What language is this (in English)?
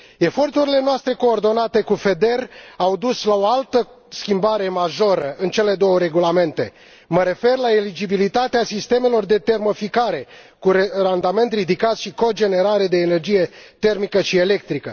Romanian